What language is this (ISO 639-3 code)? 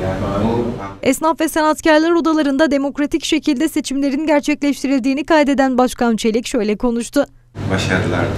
tur